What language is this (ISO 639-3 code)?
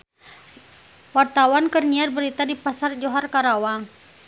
sun